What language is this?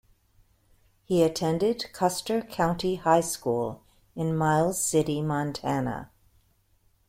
English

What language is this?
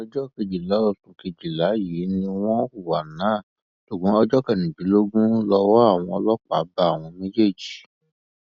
Yoruba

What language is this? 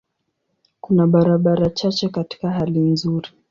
Swahili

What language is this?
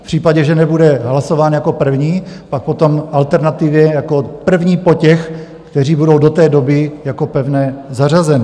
Czech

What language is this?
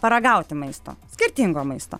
Lithuanian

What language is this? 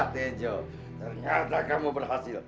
Indonesian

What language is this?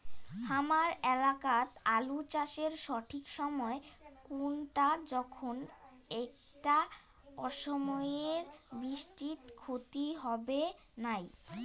Bangla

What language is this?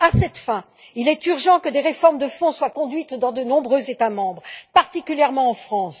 French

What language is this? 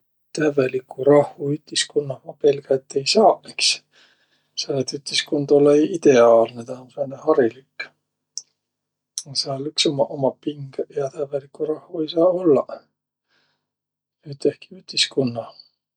Võro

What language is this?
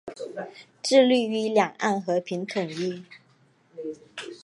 Chinese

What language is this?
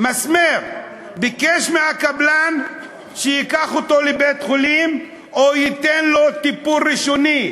Hebrew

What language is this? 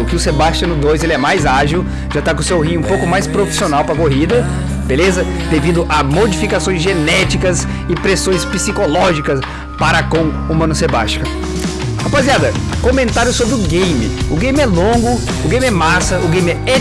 Portuguese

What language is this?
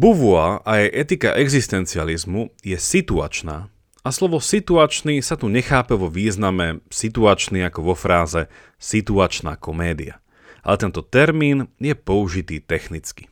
Slovak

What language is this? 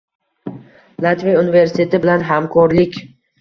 Uzbek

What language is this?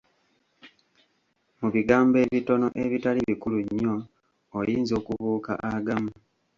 Ganda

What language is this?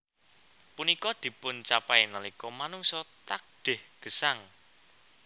Javanese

